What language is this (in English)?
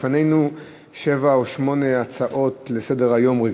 Hebrew